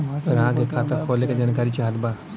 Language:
Bhojpuri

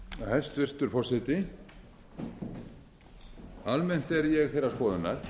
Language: Icelandic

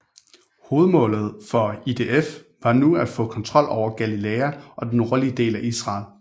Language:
Danish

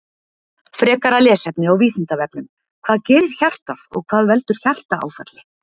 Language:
Icelandic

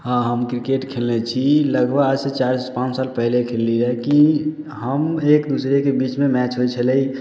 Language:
Maithili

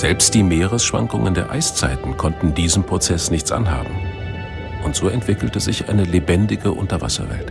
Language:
German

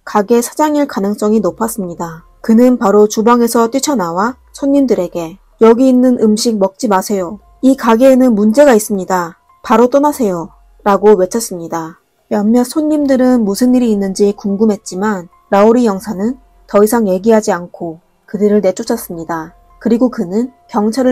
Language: Korean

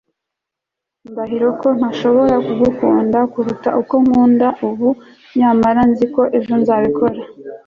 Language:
Kinyarwanda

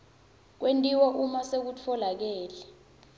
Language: Swati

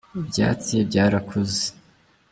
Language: Kinyarwanda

